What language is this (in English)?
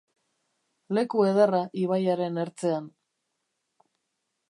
Basque